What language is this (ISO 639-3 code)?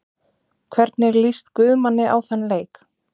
isl